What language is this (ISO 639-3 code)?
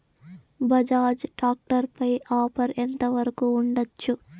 tel